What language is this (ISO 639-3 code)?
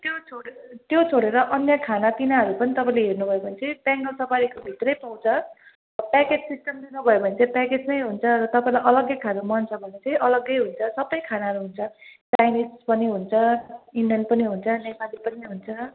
nep